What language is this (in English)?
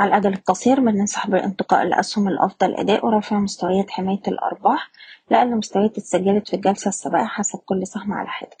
Arabic